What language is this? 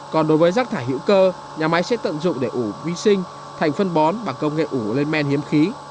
Vietnamese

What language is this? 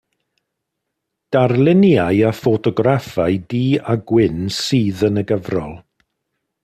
Welsh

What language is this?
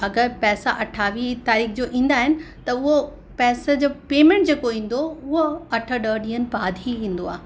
Sindhi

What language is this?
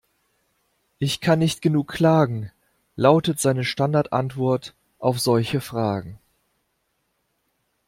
German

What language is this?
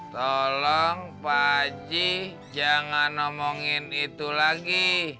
Indonesian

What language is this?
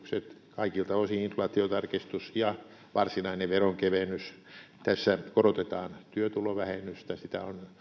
Finnish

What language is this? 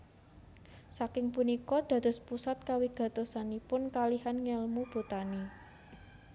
Javanese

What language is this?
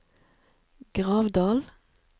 Norwegian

